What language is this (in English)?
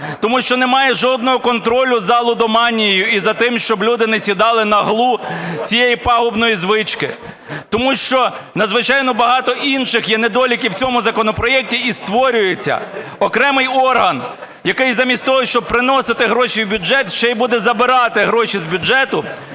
Ukrainian